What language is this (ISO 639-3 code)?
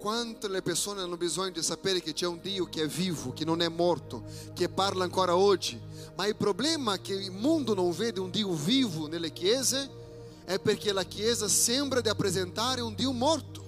ita